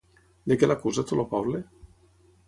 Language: Catalan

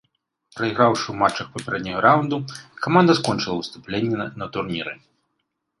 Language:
Belarusian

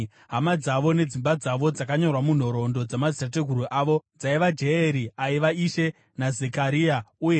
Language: Shona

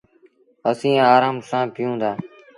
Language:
Sindhi Bhil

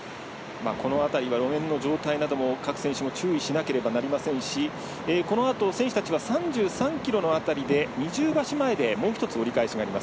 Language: Japanese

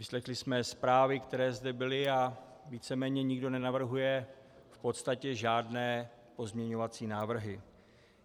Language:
Czech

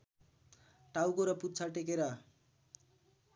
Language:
Nepali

